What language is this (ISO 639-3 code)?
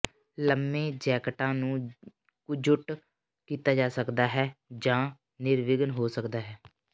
pan